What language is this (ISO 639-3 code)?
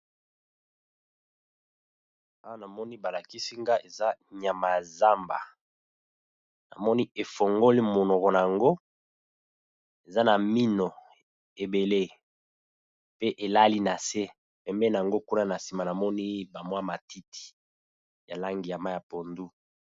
lin